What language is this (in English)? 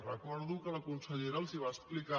Catalan